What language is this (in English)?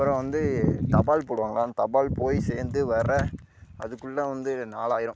Tamil